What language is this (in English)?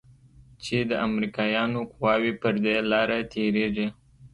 Pashto